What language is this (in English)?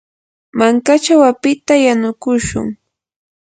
Yanahuanca Pasco Quechua